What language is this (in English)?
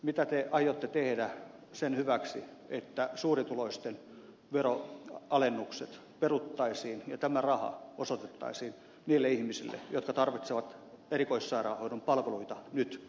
Finnish